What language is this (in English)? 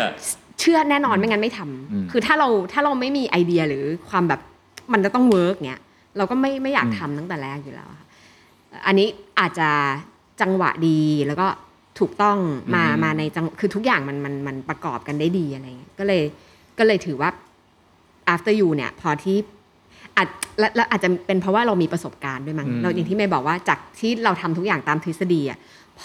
Thai